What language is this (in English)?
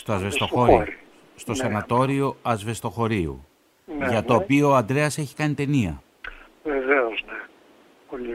Greek